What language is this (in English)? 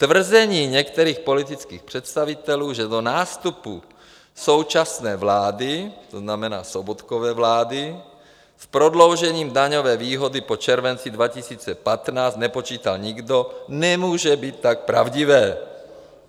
Czech